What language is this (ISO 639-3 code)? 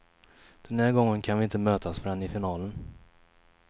swe